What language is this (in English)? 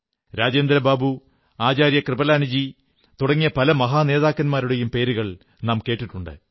Malayalam